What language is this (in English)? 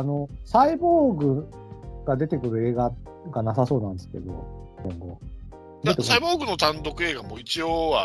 Japanese